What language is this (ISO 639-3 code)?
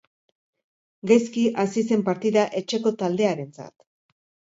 eus